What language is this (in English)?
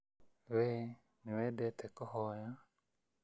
Kikuyu